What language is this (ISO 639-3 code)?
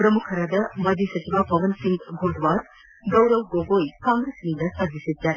kan